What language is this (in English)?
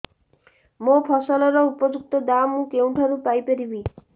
Odia